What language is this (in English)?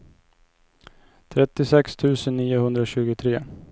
Swedish